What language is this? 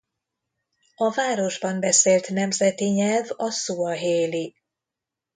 Hungarian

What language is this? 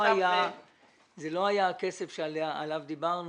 Hebrew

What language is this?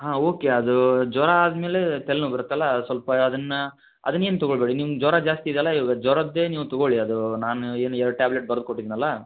Kannada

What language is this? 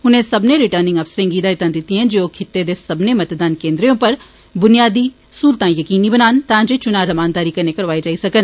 Dogri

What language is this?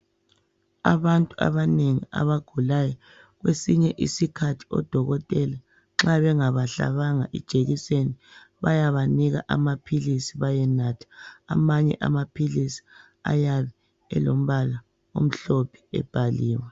North Ndebele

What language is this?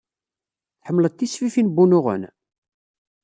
Kabyle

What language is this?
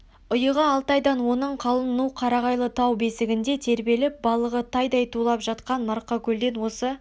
Kazakh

